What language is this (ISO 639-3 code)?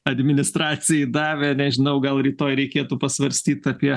lit